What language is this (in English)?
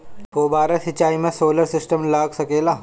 Bhojpuri